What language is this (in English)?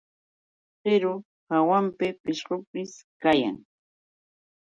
Yauyos Quechua